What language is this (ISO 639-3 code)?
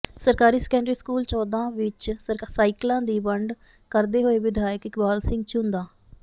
pan